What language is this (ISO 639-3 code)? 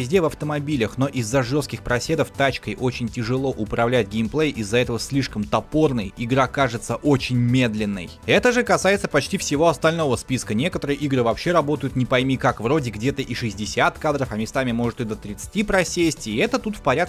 rus